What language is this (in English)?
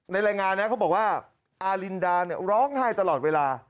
Thai